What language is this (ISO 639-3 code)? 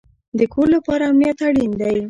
pus